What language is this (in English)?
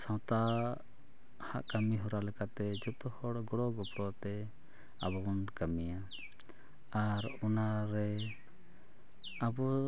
Santali